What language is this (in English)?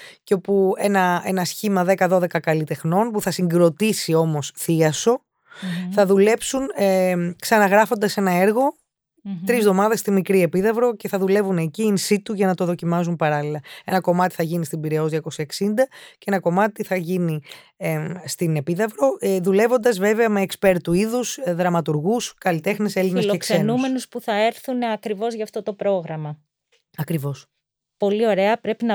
Greek